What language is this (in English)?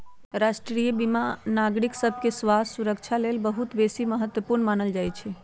Magahi